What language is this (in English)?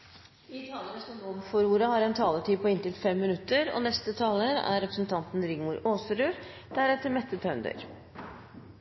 Norwegian